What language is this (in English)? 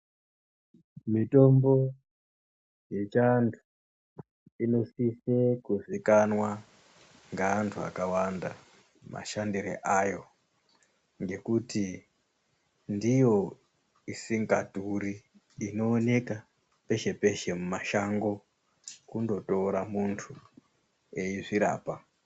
Ndau